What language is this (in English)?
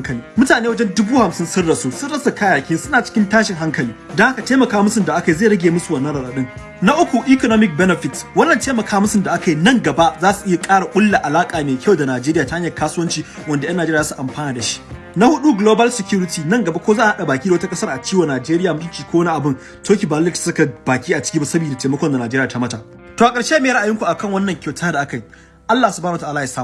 English